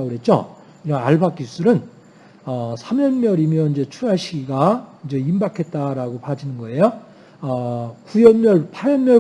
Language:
Korean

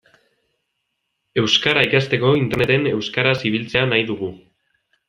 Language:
Basque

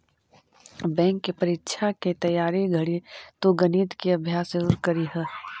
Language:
Magahi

